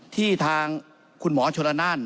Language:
Thai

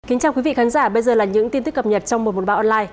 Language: Vietnamese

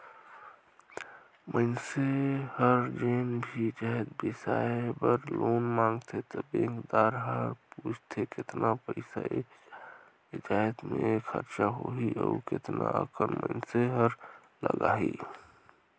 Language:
Chhattisgarhi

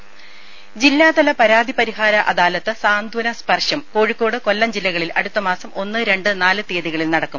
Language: Malayalam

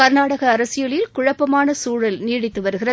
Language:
Tamil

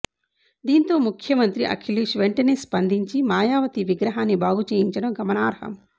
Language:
Telugu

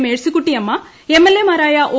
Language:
Malayalam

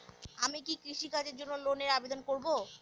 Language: Bangla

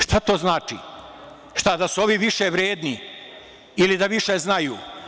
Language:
Serbian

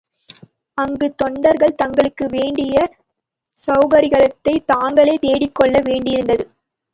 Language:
Tamil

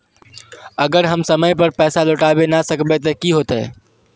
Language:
Magahi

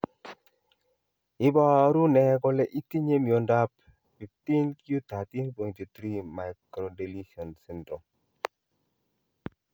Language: Kalenjin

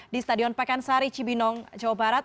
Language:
Indonesian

